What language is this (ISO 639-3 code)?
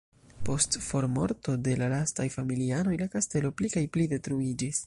epo